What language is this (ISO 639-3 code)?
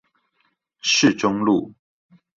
zho